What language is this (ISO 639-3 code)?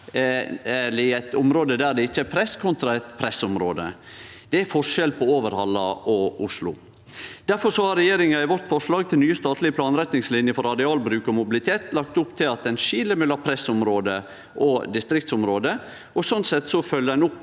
nor